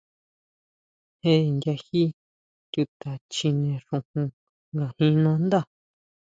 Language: Huautla Mazatec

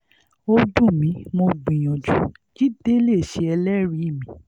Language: Yoruba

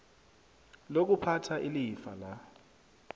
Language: South Ndebele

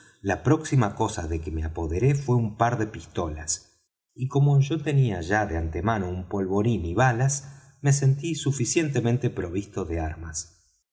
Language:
Spanish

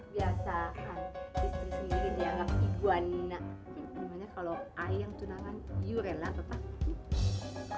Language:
Indonesian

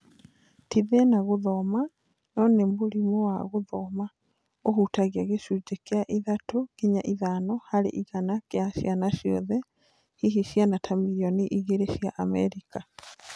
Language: Kikuyu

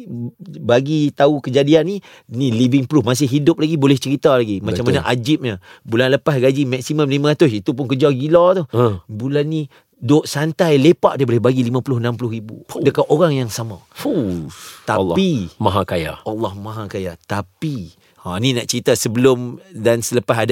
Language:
Malay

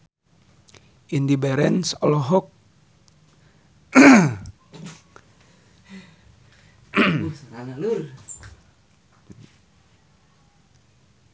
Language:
Sundanese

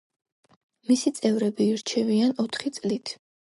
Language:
Georgian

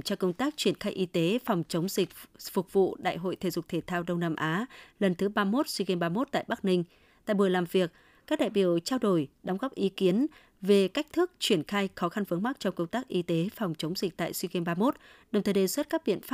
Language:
Vietnamese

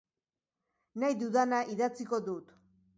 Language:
Basque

